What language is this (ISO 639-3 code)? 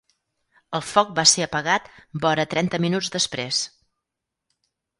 cat